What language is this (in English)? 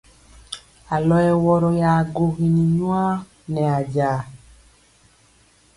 Mpiemo